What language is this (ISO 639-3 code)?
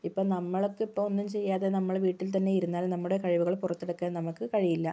mal